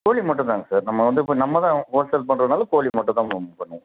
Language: Tamil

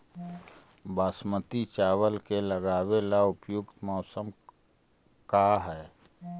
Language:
Magahi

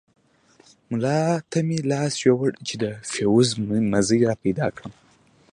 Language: Pashto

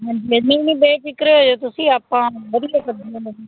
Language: Punjabi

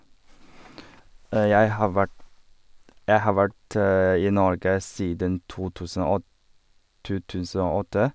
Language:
Norwegian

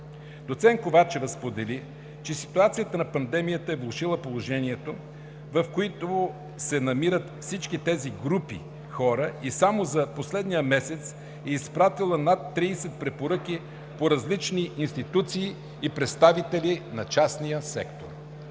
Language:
Bulgarian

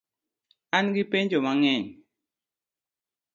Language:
Luo (Kenya and Tanzania)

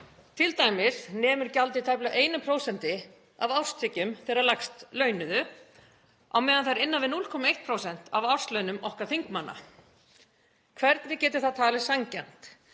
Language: Icelandic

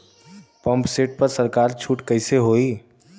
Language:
Bhojpuri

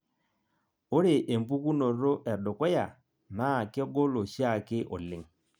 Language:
Masai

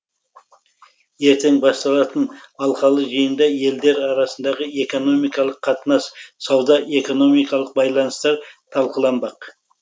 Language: Kazakh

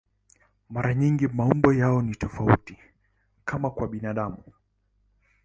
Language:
Swahili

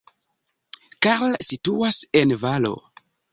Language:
Esperanto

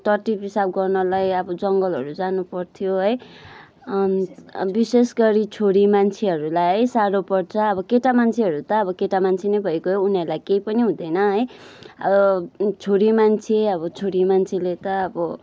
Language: Nepali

